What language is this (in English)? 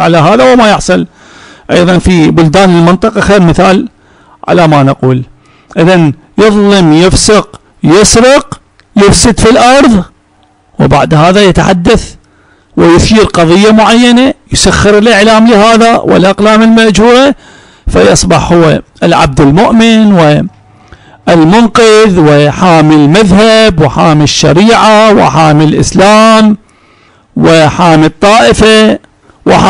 Arabic